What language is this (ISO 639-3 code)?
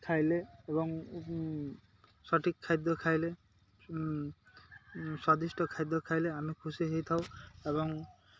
ori